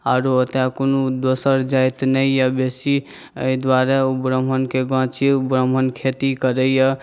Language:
Maithili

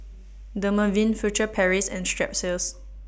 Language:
English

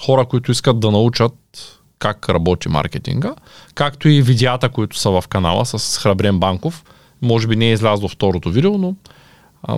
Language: Bulgarian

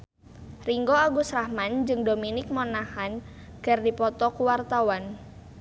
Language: Sundanese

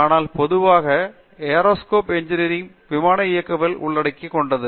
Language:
Tamil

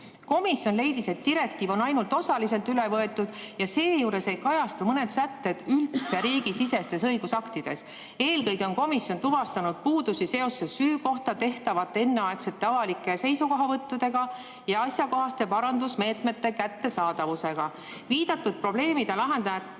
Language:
Estonian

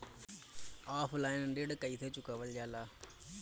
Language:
Bhojpuri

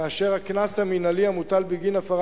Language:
Hebrew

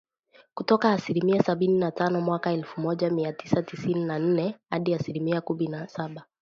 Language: Swahili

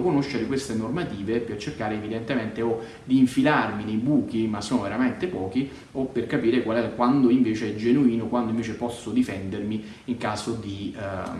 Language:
Italian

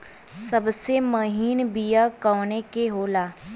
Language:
Bhojpuri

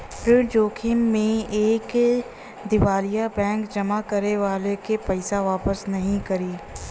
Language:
Bhojpuri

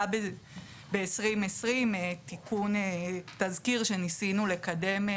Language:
Hebrew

